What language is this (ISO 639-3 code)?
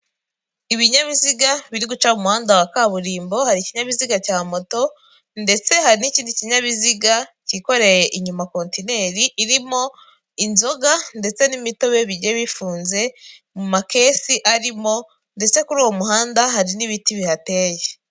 kin